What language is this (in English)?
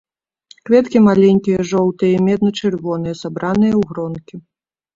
Belarusian